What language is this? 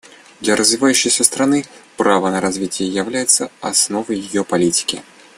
Russian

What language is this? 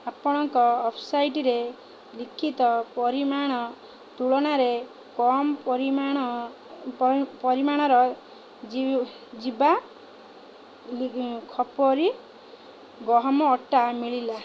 Odia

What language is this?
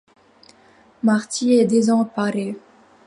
French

